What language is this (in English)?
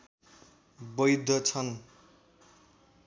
Nepali